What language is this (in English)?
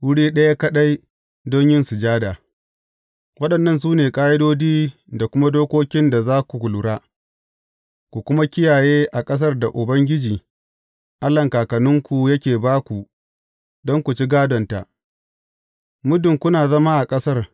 Hausa